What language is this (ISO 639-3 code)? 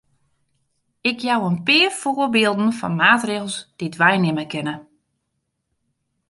fry